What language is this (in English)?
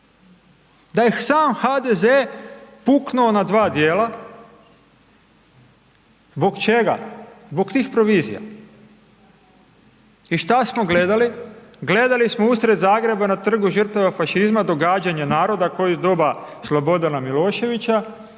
Croatian